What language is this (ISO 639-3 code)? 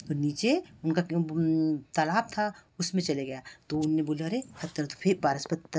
hin